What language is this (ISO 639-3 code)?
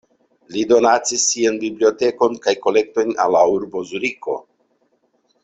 epo